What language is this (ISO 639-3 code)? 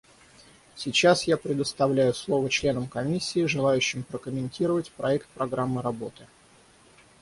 rus